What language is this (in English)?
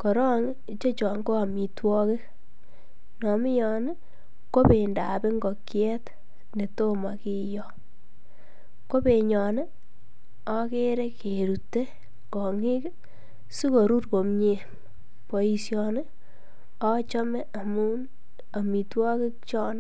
Kalenjin